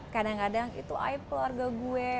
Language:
Indonesian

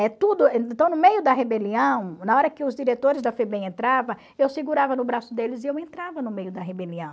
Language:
Portuguese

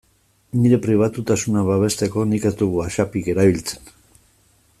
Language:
Basque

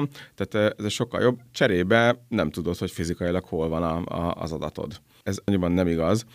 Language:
Hungarian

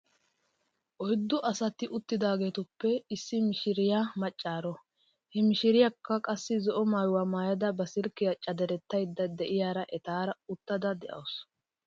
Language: Wolaytta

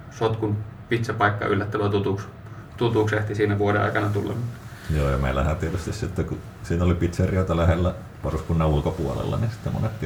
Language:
Finnish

